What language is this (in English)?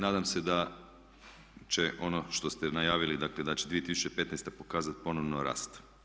Croatian